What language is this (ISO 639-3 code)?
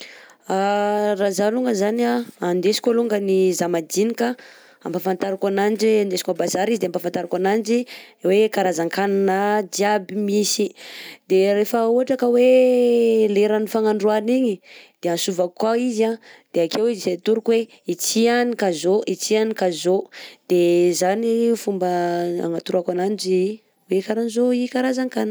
bzc